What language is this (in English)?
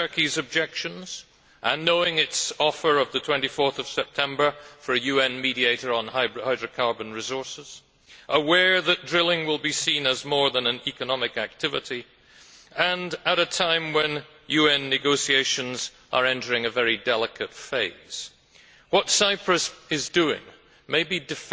English